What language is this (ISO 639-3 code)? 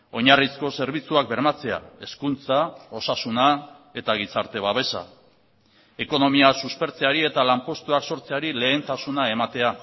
eus